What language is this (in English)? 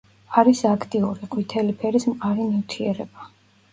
Georgian